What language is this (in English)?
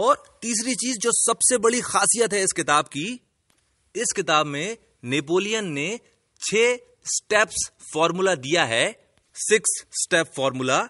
Hindi